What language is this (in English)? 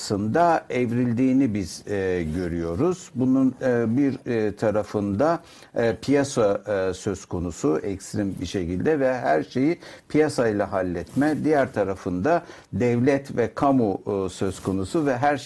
Turkish